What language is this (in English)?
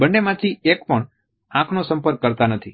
Gujarati